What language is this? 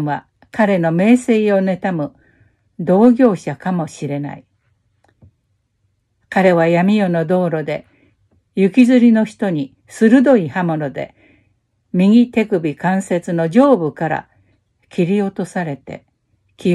Japanese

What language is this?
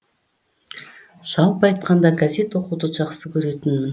Kazakh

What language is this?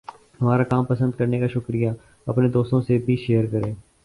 Urdu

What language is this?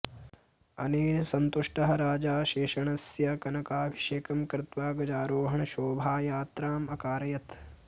Sanskrit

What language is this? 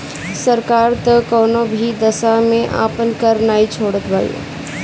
Bhojpuri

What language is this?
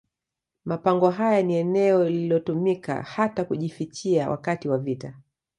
Swahili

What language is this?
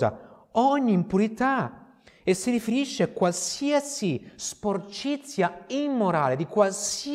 Italian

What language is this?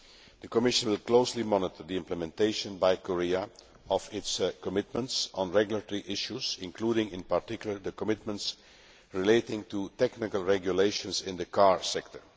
English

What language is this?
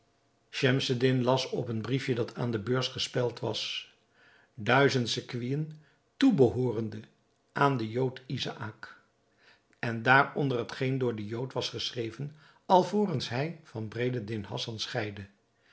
Dutch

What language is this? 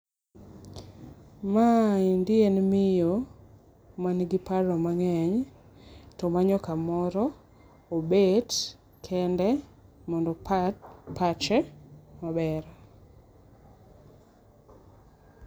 Luo (Kenya and Tanzania)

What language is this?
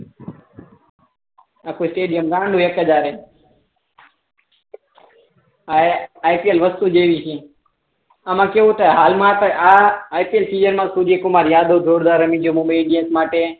Gujarati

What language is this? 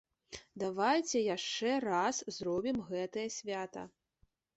Belarusian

